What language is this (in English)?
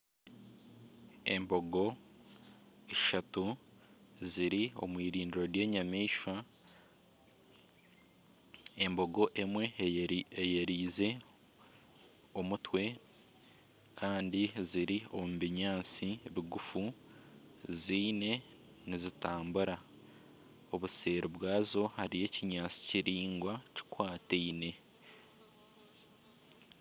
Nyankole